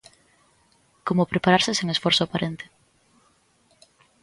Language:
Galician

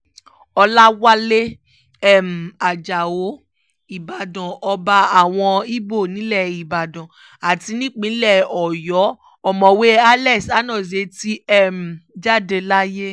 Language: Yoruba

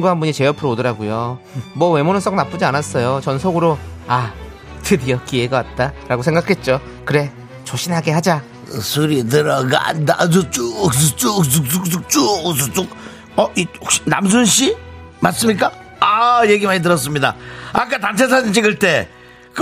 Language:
Korean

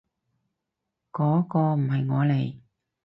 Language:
Cantonese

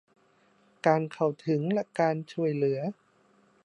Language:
Thai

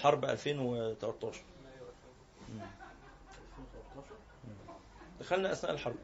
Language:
Arabic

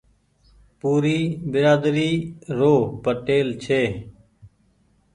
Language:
Goaria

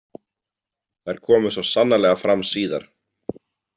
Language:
Icelandic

